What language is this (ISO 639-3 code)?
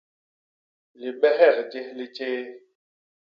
bas